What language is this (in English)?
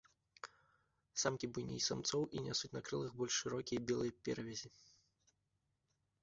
Belarusian